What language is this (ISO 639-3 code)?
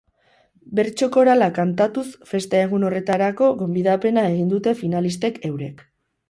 eus